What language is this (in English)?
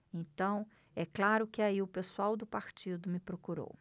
Portuguese